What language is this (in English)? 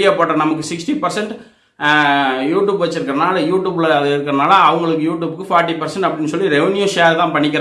Indonesian